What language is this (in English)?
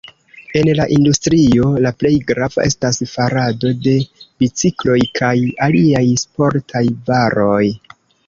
Esperanto